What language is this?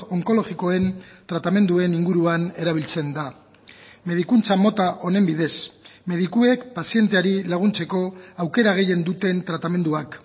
Basque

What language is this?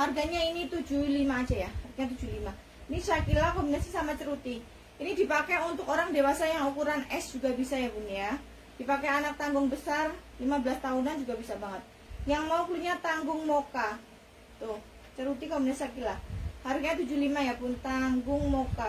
Indonesian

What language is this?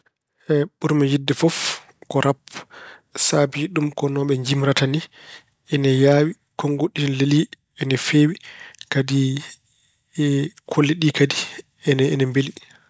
Fula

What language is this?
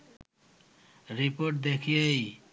Bangla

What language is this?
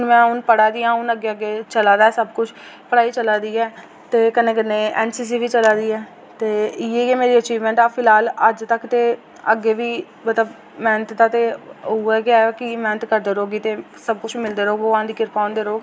Dogri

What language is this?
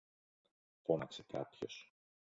Greek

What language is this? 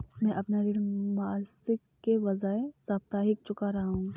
Hindi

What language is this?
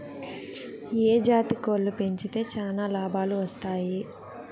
Telugu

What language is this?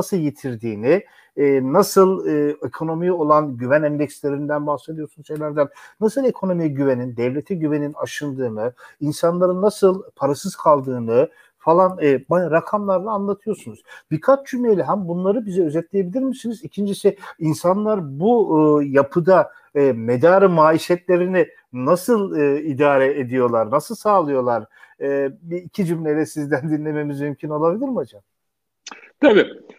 Turkish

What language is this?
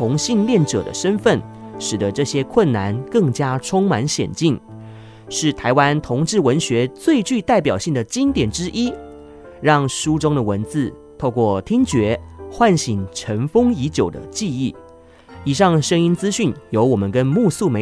Chinese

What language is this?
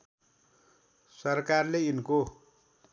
Nepali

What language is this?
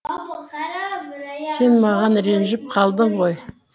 Kazakh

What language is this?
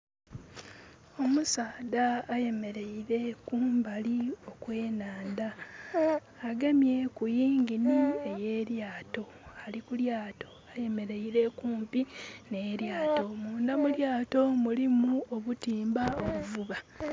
Soga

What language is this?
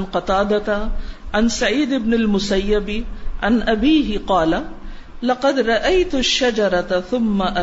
Urdu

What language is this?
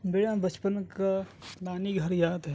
Urdu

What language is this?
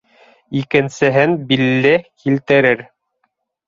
Bashkir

